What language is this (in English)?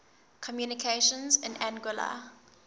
English